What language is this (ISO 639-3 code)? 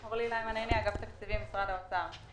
heb